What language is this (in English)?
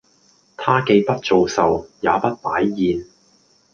Cantonese